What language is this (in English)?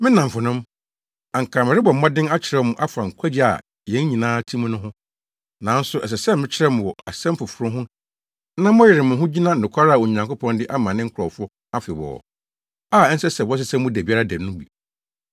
Akan